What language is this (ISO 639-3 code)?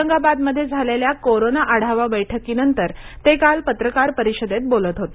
mar